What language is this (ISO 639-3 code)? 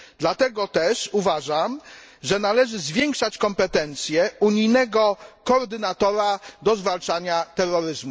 pol